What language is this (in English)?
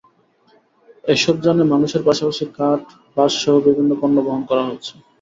Bangla